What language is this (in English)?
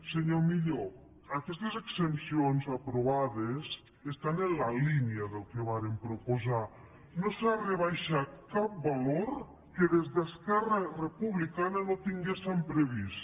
Catalan